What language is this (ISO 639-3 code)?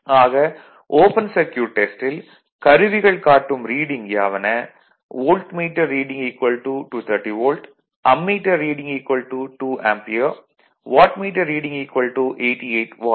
tam